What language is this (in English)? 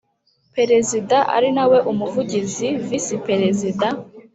Kinyarwanda